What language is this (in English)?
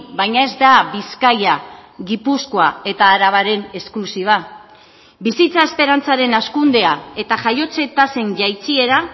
Basque